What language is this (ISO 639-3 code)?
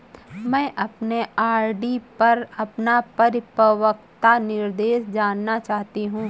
hin